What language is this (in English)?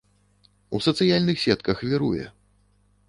Belarusian